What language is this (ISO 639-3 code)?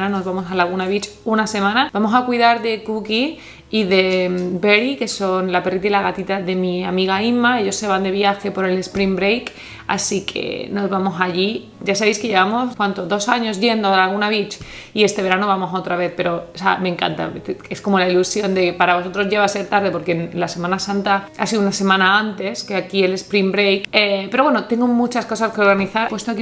spa